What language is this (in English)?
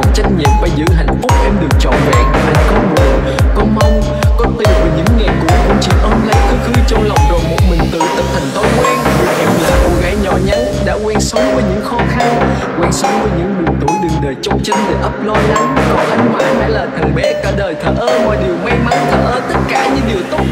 Vietnamese